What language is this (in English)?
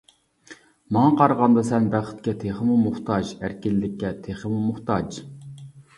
Uyghur